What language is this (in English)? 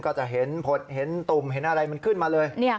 Thai